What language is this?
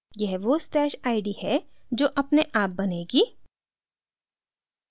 Hindi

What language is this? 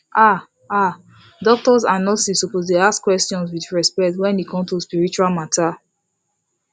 Nigerian Pidgin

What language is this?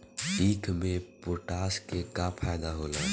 Bhojpuri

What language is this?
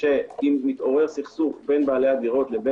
Hebrew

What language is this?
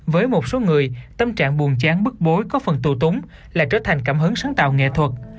Vietnamese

